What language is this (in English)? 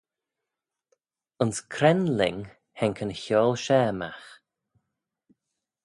Manx